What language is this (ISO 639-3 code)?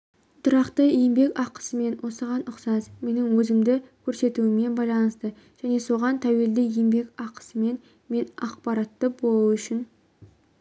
kaz